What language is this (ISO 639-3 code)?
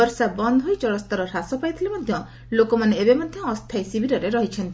ori